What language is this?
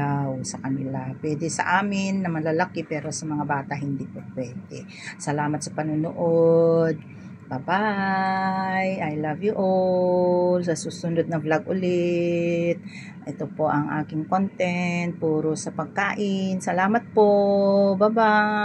Filipino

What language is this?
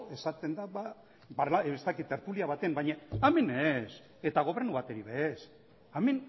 Basque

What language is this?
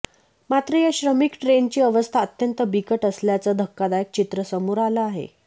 Marathi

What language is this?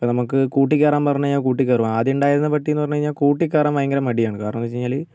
Malayalam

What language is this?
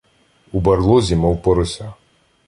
Ukrainian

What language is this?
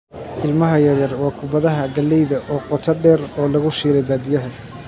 Somali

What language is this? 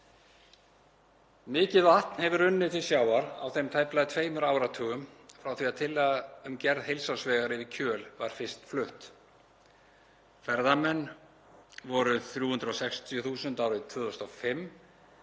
Icelandic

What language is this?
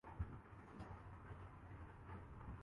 Urdu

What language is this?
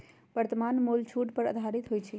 Magahi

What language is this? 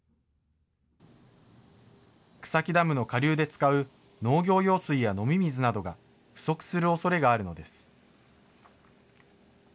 Japanese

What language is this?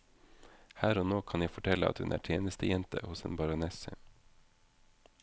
Norwegian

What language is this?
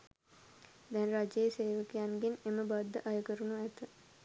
Sinhala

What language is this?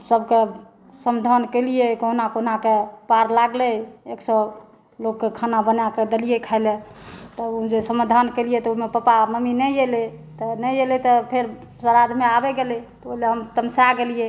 Maithili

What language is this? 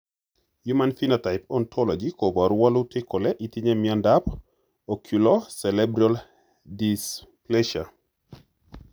Kalenjin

